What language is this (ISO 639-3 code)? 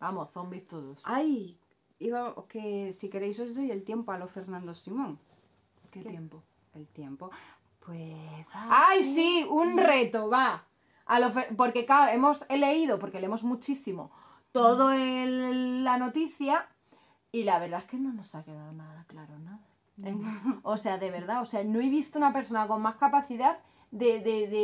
spa